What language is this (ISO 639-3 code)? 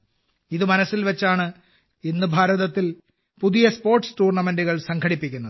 mal